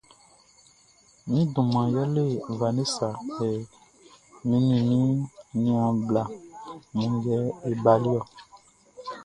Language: Baoulé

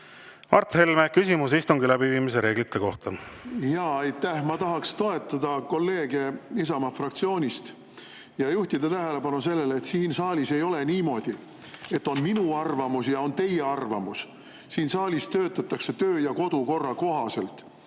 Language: Estonian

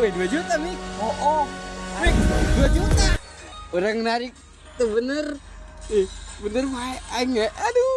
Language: Indonesian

